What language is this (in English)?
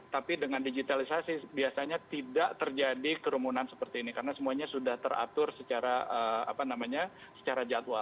Indonesian